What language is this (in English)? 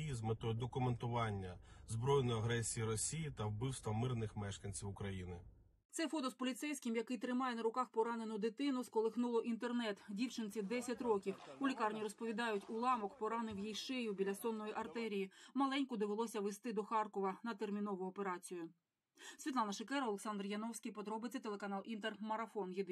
Ukrainian